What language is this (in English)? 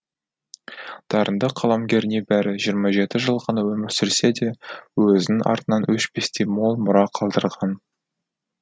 Kazakh